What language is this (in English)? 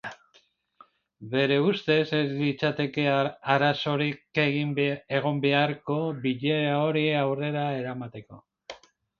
Basque